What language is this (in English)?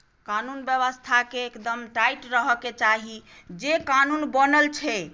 Maithili